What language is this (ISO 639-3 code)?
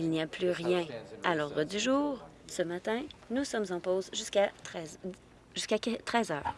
fra